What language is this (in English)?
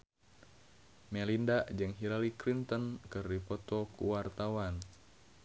Sundanese